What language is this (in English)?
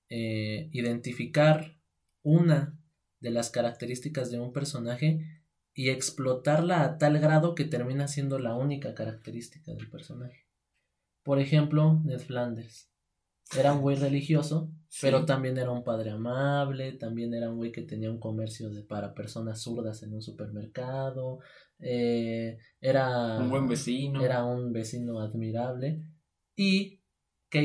Spanish